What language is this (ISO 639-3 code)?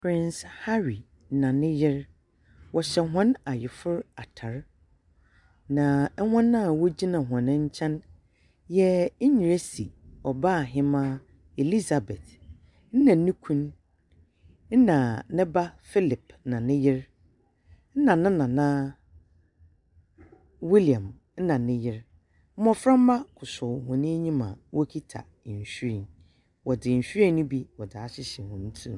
aka